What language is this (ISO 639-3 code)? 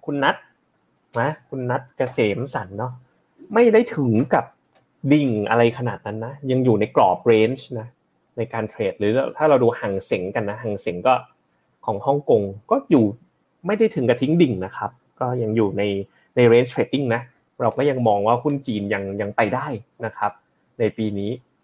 tha